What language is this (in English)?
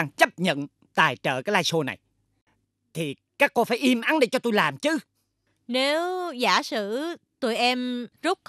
Vietnamese